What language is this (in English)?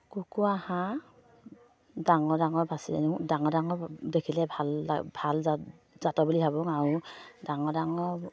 Assamese